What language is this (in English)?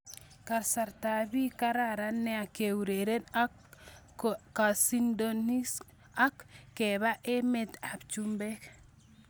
Kalenjin